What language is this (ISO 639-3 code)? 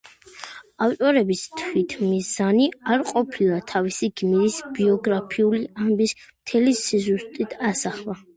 kat